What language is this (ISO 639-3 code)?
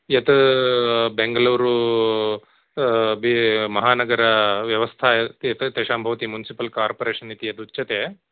san